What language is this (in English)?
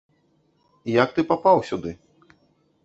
Belarusian